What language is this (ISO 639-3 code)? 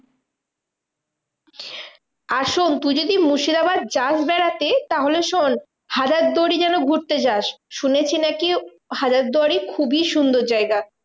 ben